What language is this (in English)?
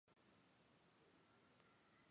Chinese